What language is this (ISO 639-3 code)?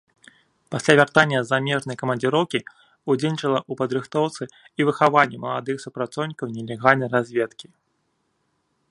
bel